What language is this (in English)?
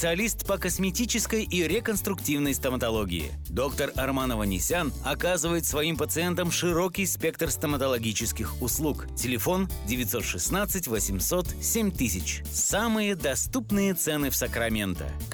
Russian